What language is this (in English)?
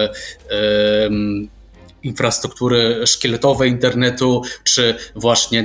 Polish